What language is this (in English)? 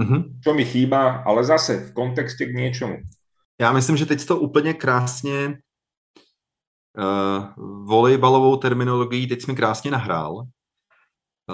Czech